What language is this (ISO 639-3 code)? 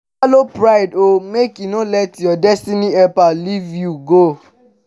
pcm